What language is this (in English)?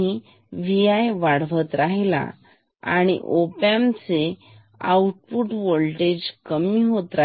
Marathi